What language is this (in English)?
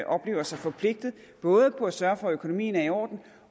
Danish